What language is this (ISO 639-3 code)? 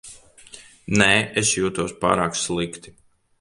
lav